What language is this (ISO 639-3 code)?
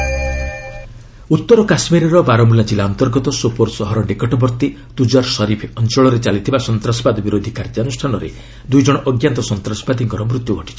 ori